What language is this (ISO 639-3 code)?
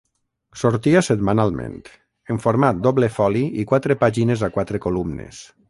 cat